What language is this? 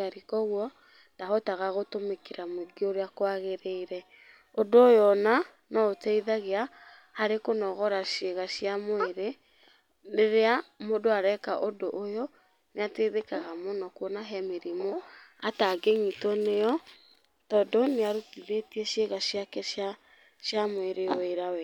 Kikuyu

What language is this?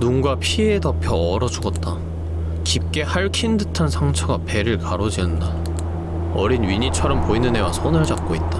Korean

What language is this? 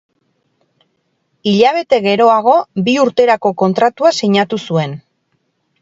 Basque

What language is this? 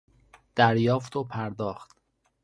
Persian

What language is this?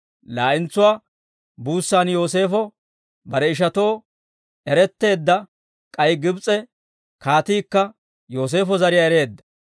Dawro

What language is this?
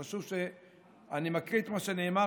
Hebrew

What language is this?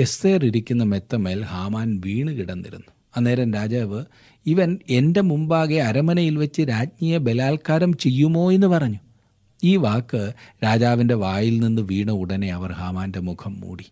Malayalam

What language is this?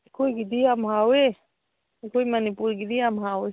Manipuri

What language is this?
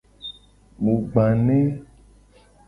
Gen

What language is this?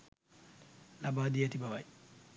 Sinhala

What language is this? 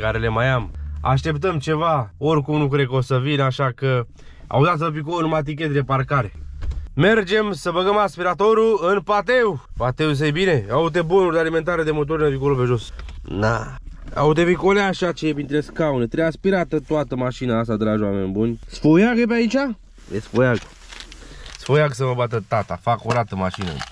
Romanian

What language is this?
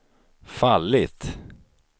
Swedish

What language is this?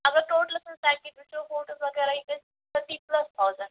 Kashmiri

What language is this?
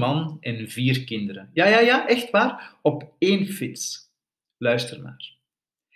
Dutch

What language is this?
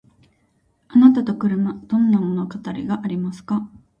Japanese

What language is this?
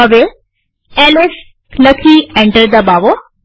Gujarati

